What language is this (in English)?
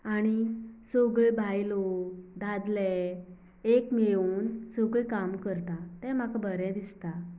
Konkani